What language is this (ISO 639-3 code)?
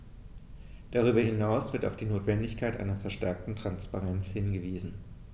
deu